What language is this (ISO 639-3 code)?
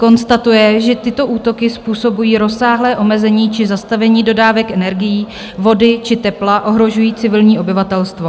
ces